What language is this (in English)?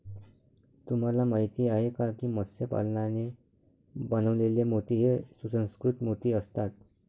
Marathi